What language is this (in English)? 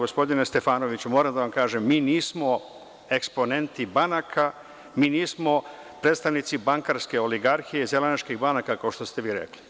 Serbian